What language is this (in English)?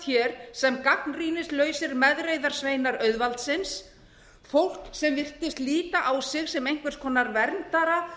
Icelandic